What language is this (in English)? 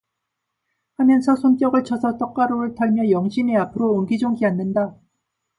Korean